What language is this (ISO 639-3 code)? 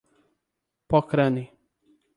por